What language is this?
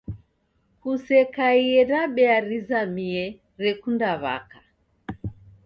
Taita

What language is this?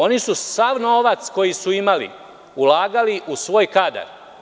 Serbian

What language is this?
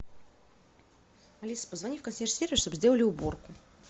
Russian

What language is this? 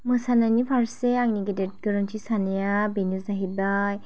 Bodo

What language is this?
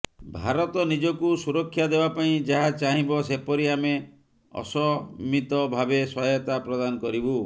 Odia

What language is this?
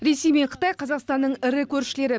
Kazakh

